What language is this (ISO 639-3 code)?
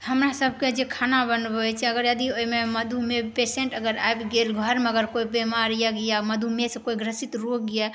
mai